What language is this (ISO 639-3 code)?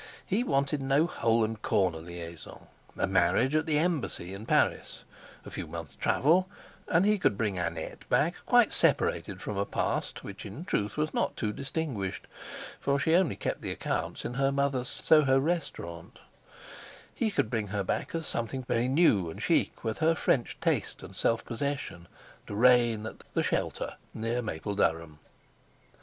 eng